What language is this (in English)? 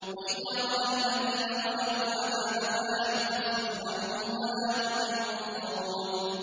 Arabic